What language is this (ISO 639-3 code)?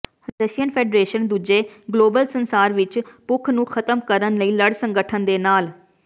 pan